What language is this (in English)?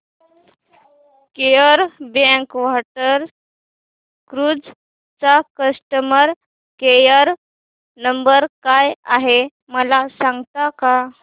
Marathi